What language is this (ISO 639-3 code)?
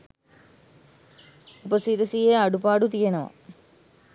sin